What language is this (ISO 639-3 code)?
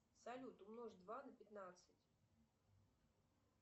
rus